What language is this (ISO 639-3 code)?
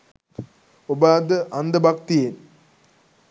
sin